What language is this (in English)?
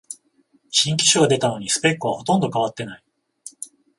Japanese